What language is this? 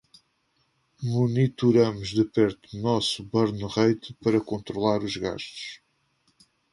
Portuguese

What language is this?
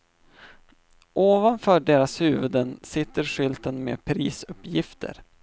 Swedish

